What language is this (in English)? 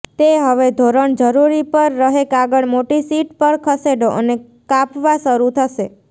Gujarati